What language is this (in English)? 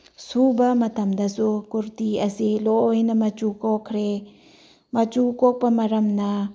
Manipuri